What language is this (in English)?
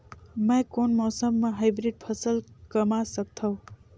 Chhattisgarhi